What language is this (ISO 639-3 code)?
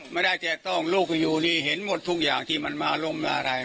tha